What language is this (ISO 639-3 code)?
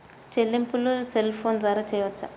tel